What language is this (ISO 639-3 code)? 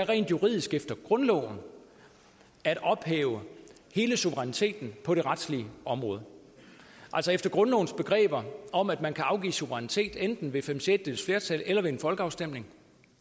dan